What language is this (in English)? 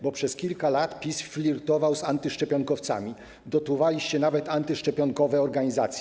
Polish